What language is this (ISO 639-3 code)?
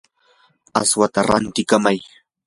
qur